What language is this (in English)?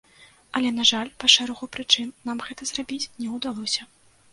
Belarusian